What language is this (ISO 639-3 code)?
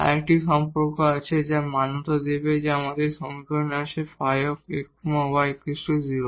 ben